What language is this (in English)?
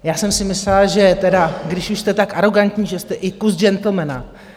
Czech